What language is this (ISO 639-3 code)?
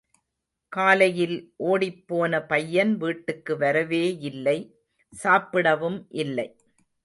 tam